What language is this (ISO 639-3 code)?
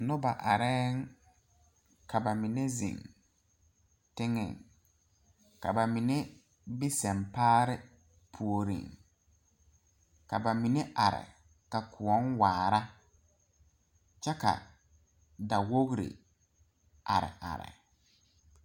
dga